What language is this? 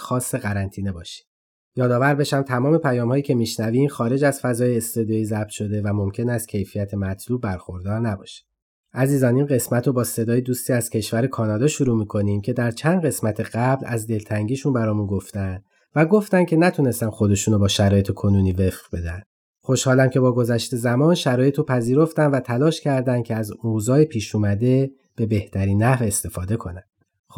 Persian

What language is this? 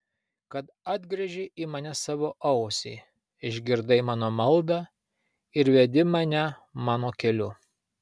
Lithuanian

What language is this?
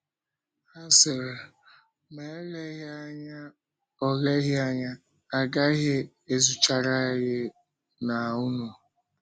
Igbo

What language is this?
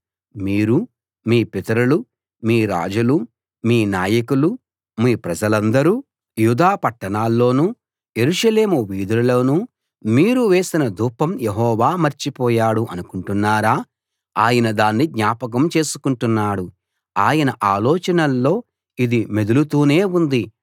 Telugu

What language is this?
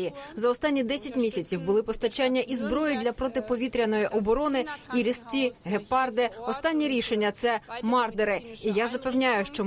Ukrainian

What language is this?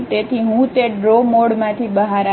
Gujarati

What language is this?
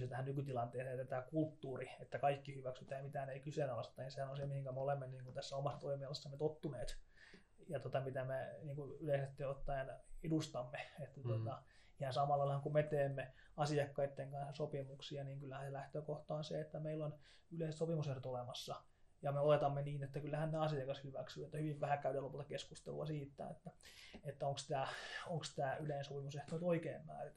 Finnish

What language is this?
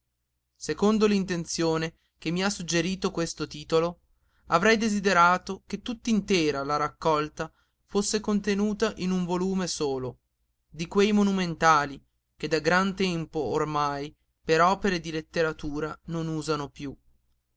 Italian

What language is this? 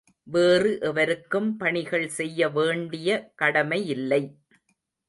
Tamil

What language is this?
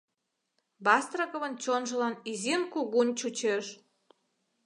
Mari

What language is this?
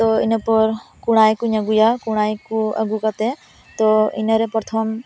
Santali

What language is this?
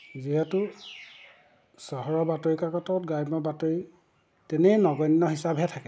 Assamese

